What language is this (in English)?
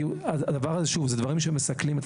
Hebrew